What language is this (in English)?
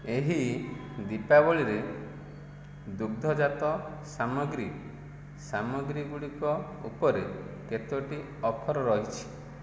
Odia